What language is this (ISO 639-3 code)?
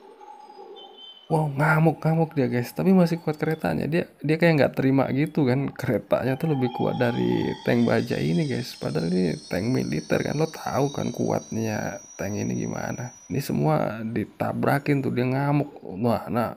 ind